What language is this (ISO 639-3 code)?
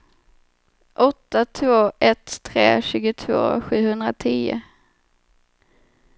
swe